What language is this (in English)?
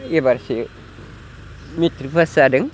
Bodo